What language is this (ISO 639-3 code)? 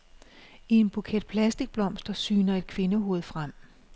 dan